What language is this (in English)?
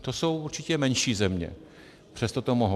Czech